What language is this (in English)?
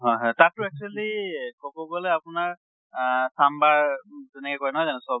Assamese